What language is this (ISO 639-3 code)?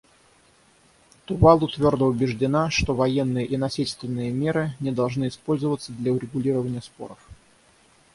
rus